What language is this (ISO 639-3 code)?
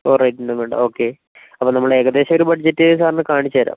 mal